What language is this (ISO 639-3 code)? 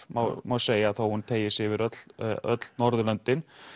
isl